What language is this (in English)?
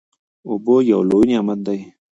Pashto